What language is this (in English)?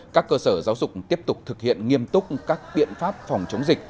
Vietnamese